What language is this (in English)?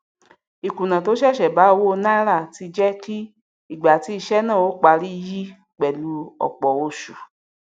Yoruba